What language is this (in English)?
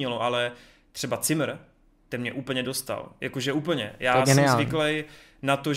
Czech